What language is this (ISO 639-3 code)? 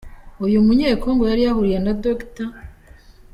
kin